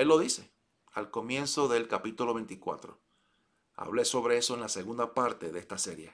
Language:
Spanish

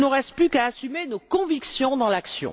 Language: French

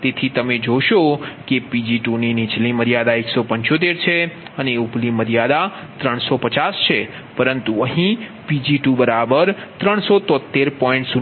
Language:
Gujarati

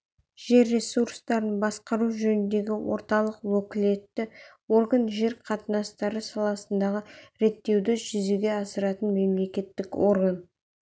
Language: Kazakh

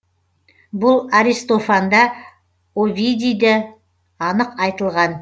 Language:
Kazakh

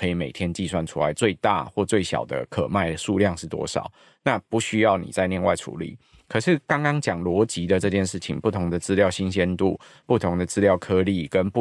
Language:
Chinese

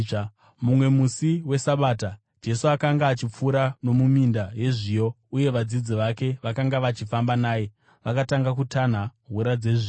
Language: Shona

